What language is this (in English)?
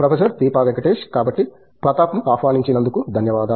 Telugu